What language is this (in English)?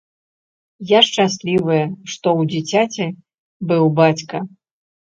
Belarusian